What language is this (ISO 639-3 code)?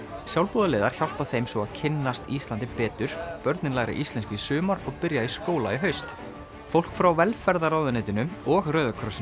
isl